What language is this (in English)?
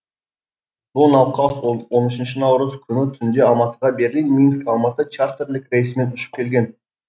Kazakh